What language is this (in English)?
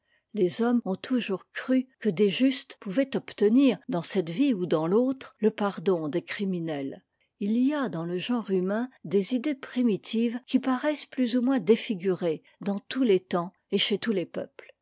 French